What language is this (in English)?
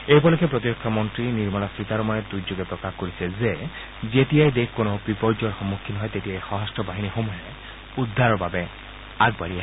Assamese